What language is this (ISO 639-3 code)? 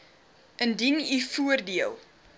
afr